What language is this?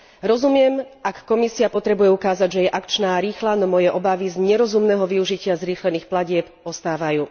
Slovak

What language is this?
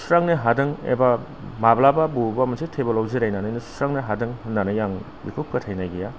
Bodo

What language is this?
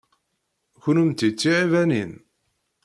Kabyle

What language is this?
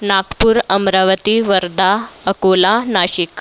Marathi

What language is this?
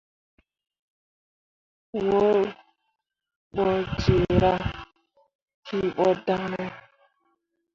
Mundang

